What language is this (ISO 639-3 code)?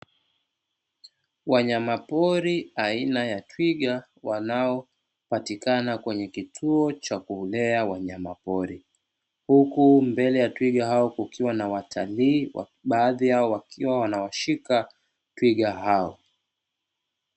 swa